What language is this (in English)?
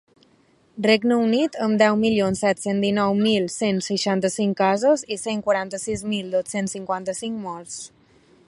Catalan